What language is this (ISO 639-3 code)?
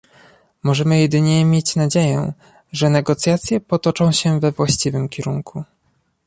pol